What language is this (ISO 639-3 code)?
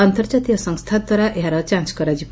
ori